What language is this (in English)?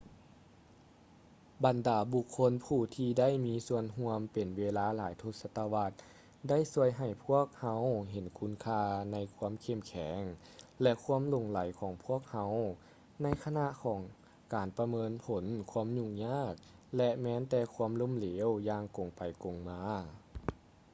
Lao